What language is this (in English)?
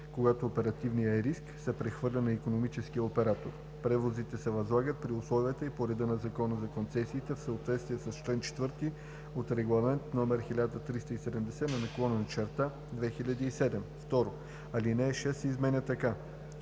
Bulgarian